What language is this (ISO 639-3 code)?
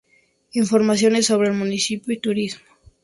spa